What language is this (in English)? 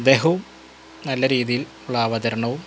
Malayalam